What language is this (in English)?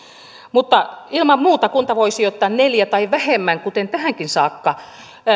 Finnish